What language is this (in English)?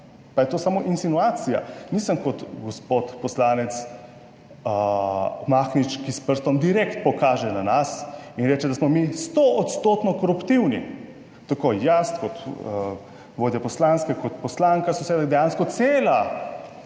Slovenian